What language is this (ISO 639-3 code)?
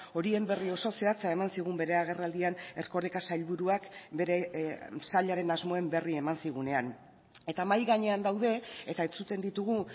eus